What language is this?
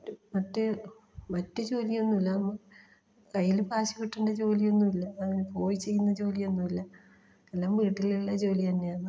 Malayalam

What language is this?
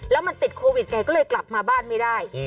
Thai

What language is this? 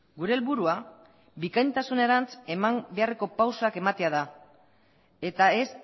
Basque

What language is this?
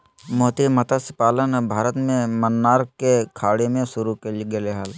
Magahi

